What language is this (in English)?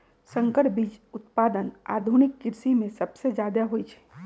Magahi